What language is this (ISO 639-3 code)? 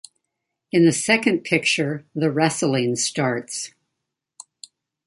eng